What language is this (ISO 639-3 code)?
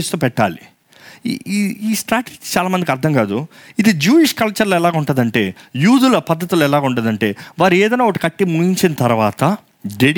tel